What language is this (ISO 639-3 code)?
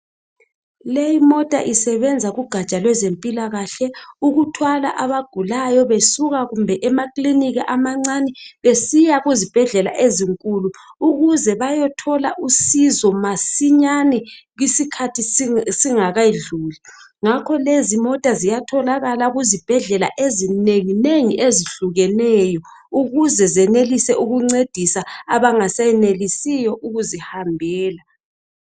nde